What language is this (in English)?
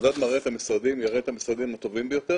Hebrew